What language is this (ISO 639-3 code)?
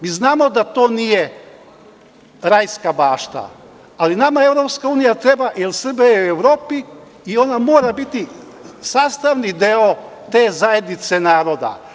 srp